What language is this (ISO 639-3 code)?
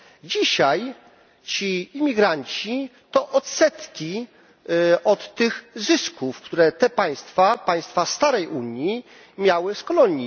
pol